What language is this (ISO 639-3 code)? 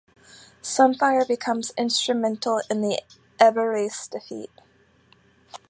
eng